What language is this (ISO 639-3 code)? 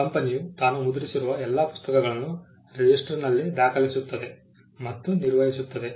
kan